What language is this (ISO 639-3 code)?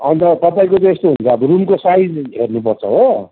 nep